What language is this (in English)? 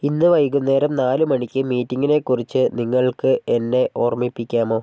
Malayalam